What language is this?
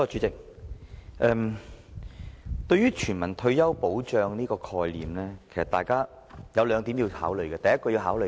Cantonese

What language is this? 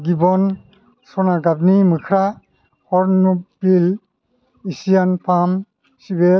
Bodo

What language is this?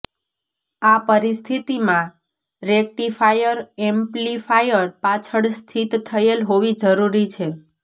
Gujarati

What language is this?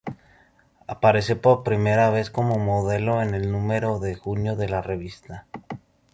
Spanish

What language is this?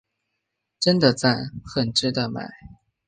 Chinese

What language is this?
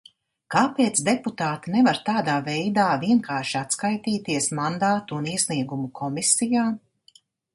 Latvian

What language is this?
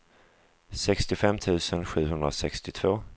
Swedish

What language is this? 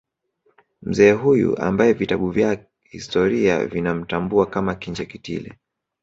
Swahili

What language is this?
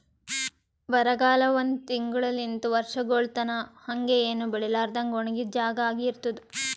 Kannada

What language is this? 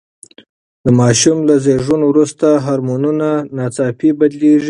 Pashto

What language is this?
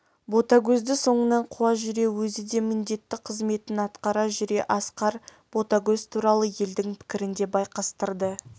Kazakh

